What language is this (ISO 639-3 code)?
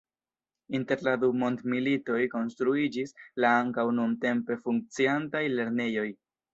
epo